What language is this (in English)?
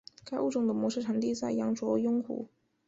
Chinese